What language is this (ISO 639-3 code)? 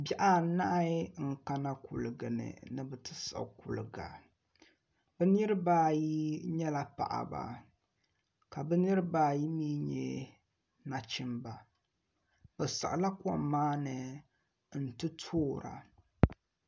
dag